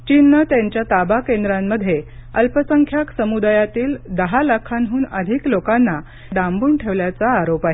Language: Marathi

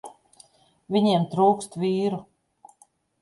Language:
Latvian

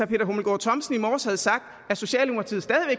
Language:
Danish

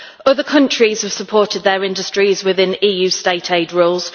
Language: English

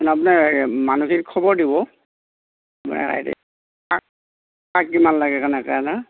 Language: Assamese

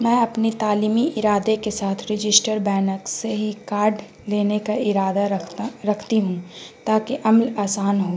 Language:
Urdu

